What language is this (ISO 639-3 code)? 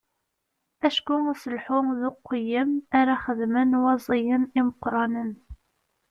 kab